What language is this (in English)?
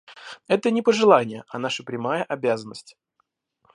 Russian